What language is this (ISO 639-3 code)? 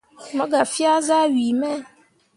mua